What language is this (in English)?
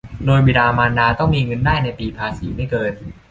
Thai